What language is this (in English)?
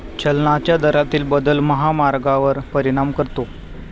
Marathi